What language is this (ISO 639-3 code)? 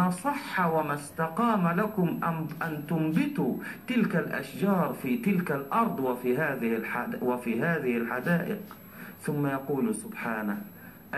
ara